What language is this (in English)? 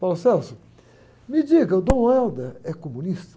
Portuguese